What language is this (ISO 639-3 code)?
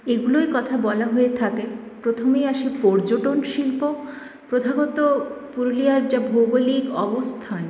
ben